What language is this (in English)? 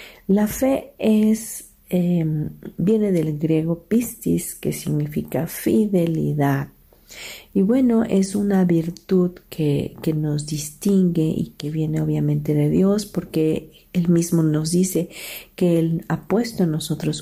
Spanish